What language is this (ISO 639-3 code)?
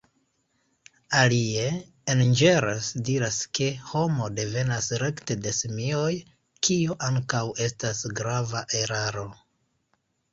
epo